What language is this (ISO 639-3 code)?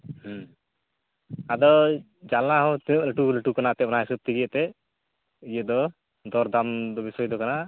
sat